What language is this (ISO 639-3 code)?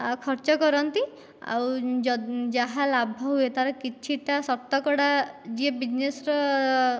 ori